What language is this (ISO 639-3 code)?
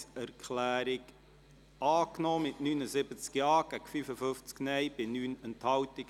gsw